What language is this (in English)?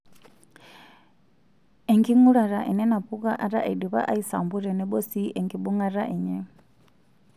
Masai